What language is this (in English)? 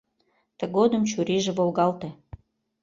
Mari